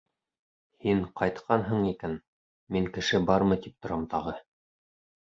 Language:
Bashkir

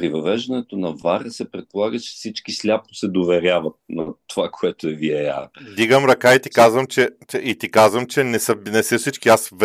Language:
Bulgarian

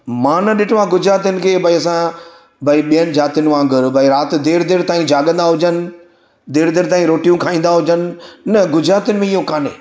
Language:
Sindhi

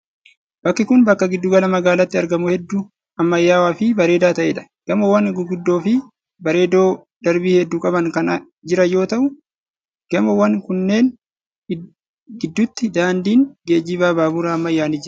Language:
Oromo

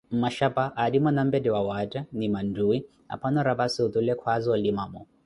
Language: Koti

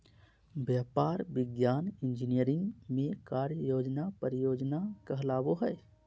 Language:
Magahi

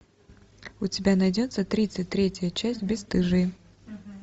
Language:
Russian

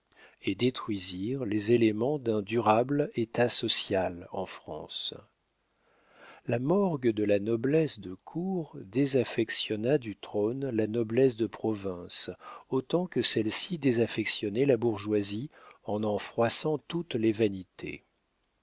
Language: French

